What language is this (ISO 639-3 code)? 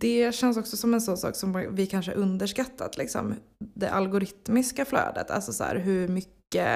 swe